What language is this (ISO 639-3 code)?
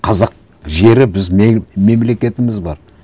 kaz